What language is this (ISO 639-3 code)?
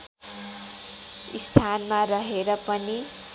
nep